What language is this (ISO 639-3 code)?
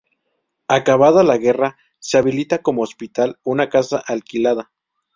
spa